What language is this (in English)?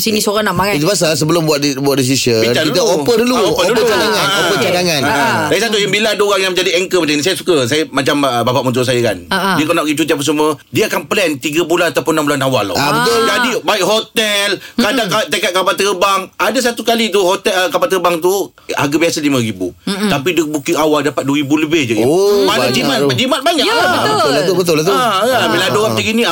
Malay